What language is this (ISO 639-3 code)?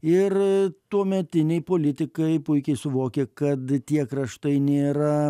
lit